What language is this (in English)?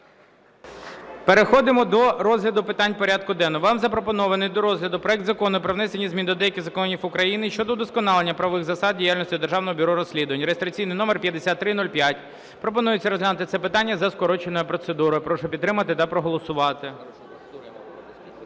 Ukrainian